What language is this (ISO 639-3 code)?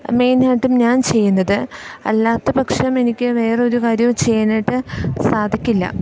mal